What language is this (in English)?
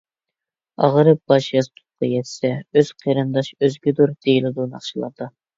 Uyghur